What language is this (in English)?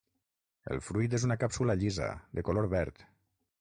Catalan